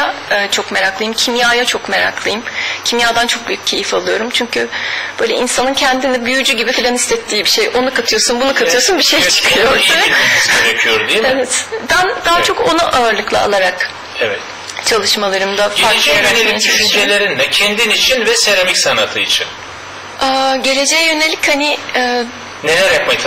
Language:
Turkish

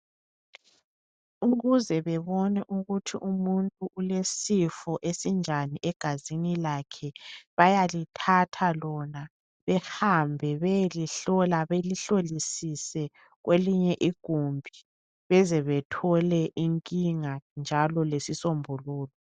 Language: North Ndebele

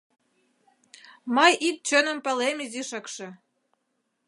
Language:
Mari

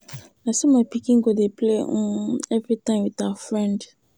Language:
Nigerian Pidgin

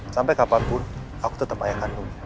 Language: Indonesian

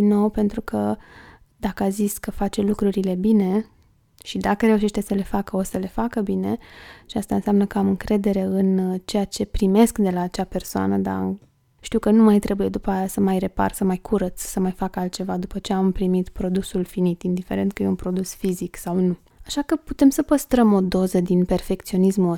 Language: Romanian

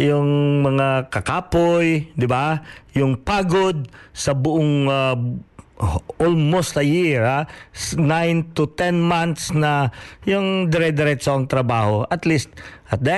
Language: Filipino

